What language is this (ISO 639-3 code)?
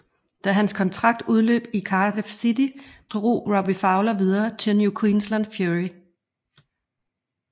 dan